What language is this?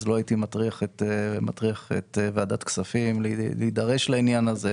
Hebrew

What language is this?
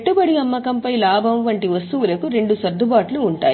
Telugu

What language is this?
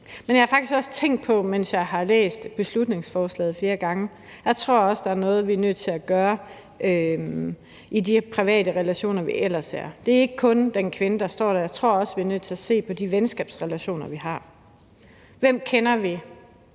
Danish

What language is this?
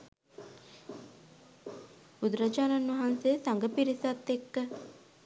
Sinhala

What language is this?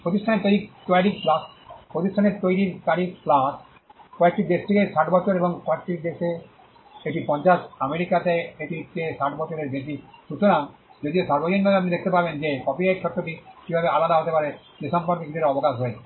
Bangla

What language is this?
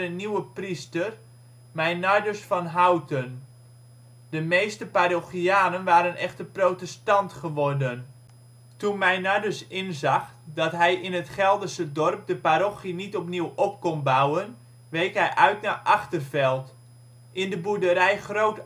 Dutch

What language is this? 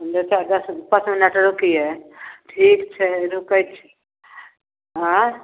Maithili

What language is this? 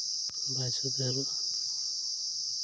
Santali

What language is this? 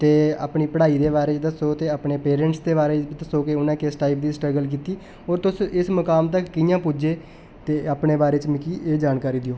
Dogri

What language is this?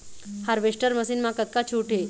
Chhattisgarhi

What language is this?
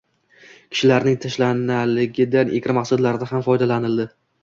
Uzbek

